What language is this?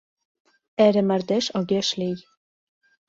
Mari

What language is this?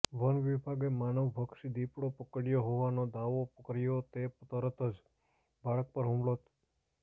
Gujarati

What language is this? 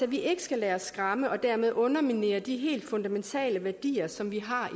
Danish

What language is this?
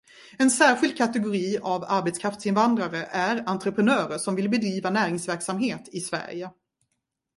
Swedish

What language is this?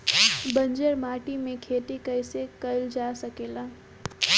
Bhojpuri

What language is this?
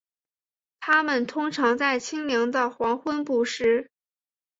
Chinese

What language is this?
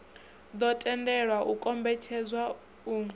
Venda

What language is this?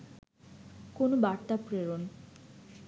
Bangla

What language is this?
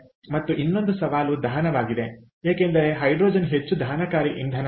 Kannada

